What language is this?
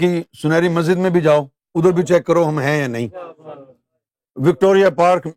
Urdu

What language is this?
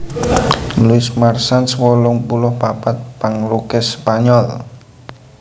Javanese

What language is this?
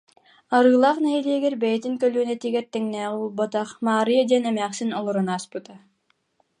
Yakut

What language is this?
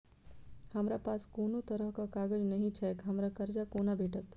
Maithili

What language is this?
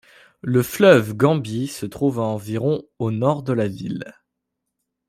French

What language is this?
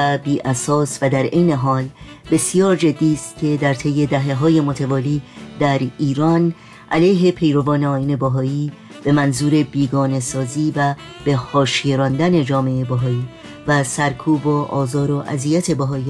Persian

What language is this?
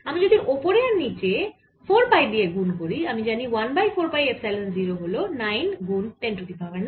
Bangla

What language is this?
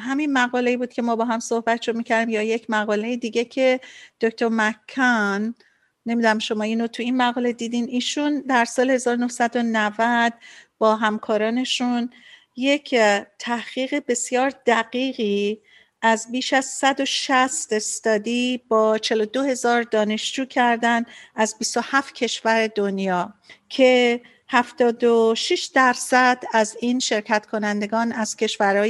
Persian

